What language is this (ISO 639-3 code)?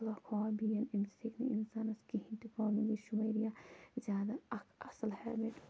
kas